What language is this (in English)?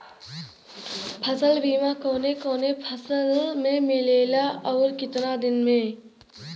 Bhojpuri